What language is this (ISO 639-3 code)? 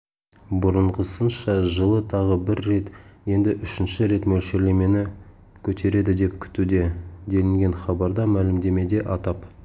kaz